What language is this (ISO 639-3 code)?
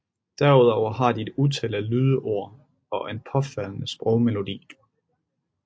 dan